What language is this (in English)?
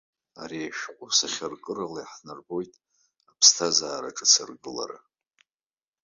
Abkhazian